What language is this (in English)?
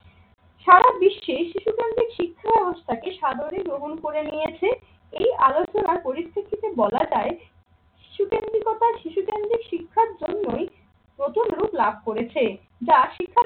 Bangla